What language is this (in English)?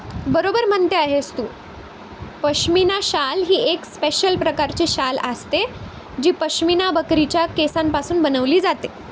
Marathi